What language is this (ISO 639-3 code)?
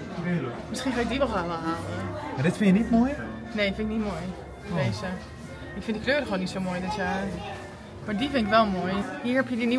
nld